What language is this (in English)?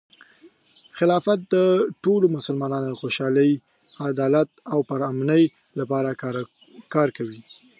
Pashto